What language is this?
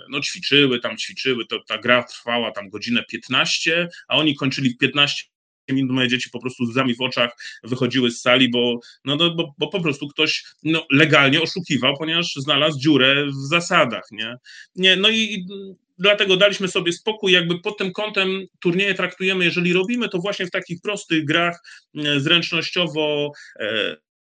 Polish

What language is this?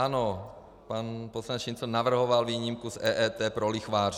Czech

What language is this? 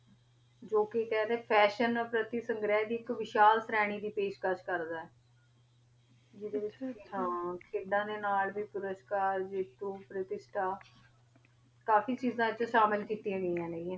Punjabi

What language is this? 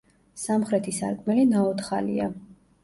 Georgian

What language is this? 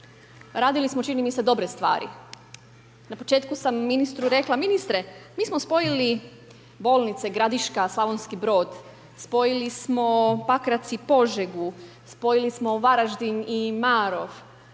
Croatian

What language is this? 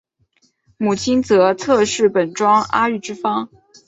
Chinese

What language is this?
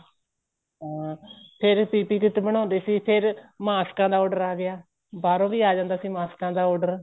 Punjabi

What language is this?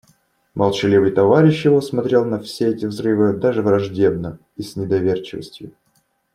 Russian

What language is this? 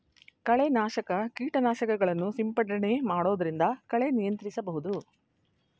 Kannada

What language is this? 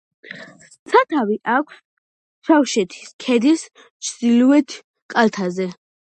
Georgian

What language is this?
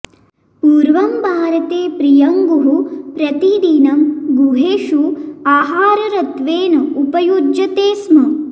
Sanskrit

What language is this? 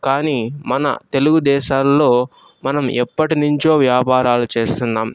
Telugu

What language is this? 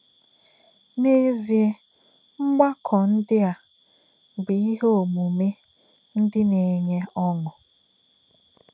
Igbo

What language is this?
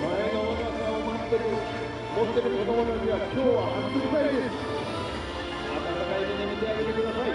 Japanese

